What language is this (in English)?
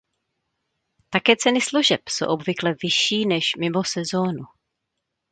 Czech